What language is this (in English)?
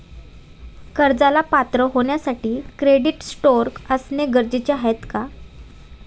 Marathi